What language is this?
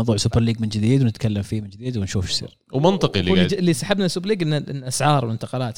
Arabic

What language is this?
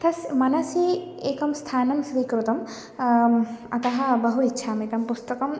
Sanskrit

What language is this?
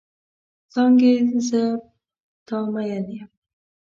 Pashto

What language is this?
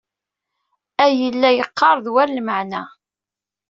Kabyle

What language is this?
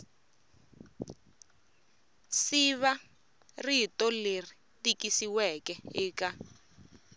Tsonga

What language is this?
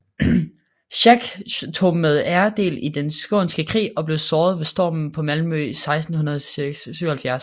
Danish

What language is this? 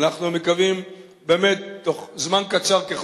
Hebrew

